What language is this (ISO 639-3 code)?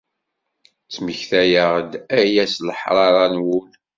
kab